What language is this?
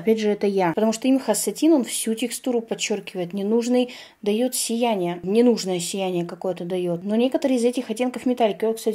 Russian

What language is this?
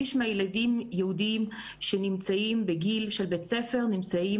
Hebrew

